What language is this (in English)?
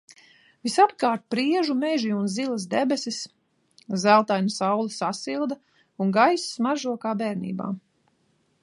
Latvian